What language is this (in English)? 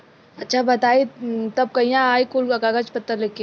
Bhojpuri